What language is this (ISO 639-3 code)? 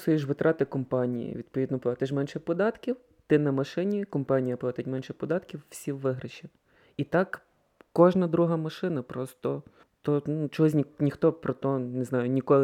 ukr